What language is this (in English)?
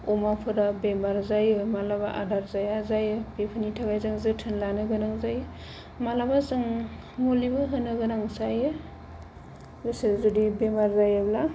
Bodo